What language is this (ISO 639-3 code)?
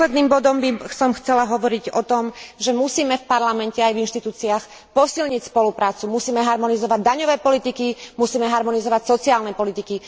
slk